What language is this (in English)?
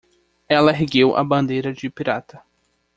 Portuguese